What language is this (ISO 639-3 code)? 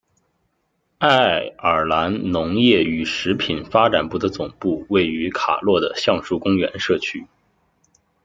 zho